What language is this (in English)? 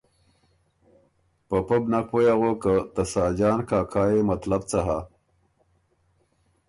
Ormuri